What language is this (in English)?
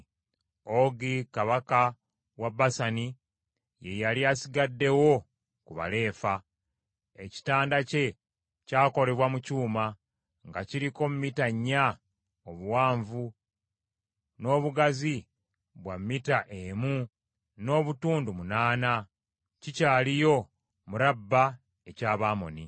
Ganda